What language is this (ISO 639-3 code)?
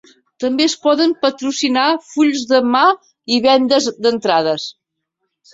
cat